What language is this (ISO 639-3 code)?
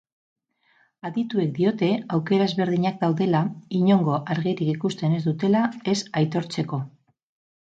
eus